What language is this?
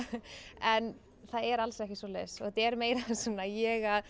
Icelandic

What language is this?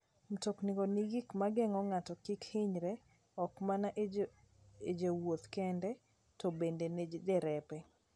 Luo (Kenya and Tanzania)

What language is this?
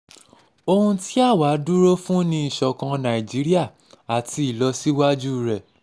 Yoruba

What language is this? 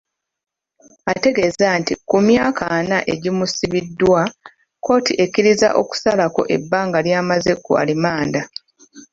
Ganda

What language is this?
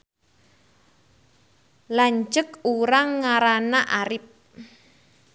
Sundanese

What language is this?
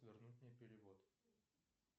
Russian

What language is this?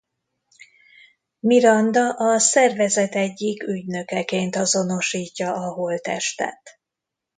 Hungarian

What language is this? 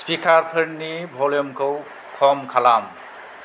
Bodo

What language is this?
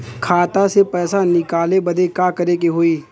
Bhojpuri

